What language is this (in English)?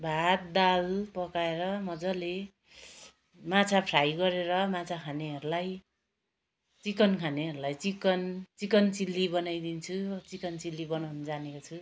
Nepali